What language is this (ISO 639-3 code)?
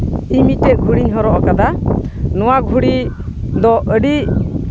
sat